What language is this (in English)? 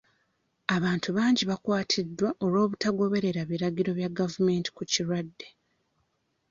Ganda